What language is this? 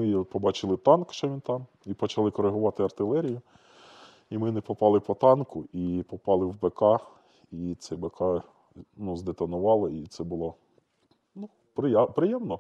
Ukrainian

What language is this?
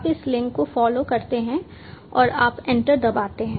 Hindi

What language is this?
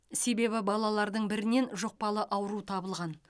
Kazakh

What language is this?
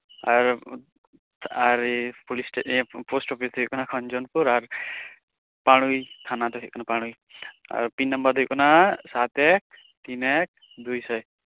Santali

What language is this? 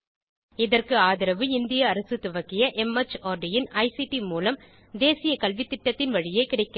Tamil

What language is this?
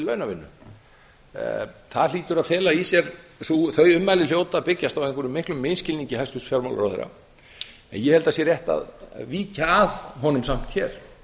Icelandic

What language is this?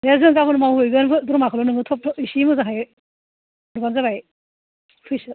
Bodo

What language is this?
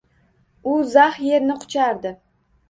Uzbek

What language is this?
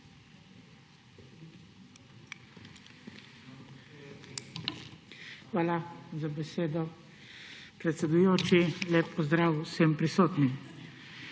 Slovenian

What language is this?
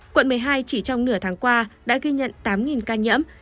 Vietnamese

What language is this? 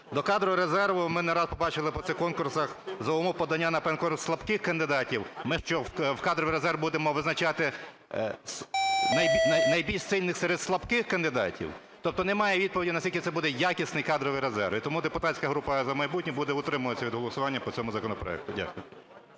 Ukrainian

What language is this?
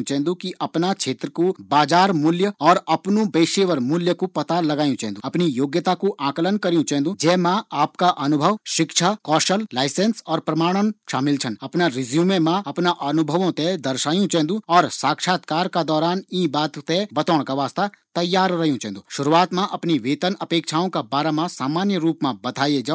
Garhwali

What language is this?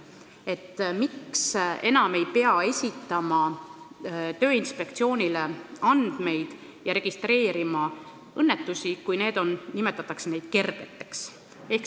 Estonian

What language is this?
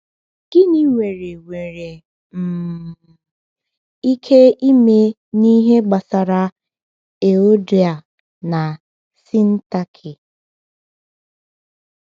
Igbo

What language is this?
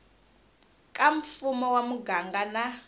Tsonga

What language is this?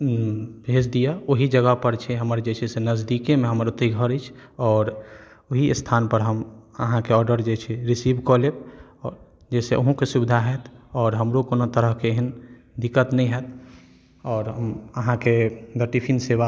Maithili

